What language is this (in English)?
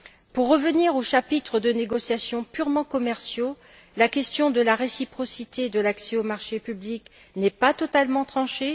French